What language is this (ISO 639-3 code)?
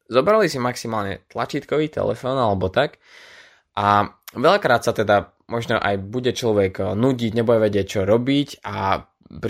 slk